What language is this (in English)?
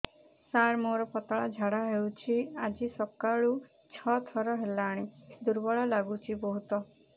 Odia